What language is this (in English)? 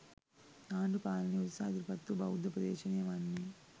Sinhala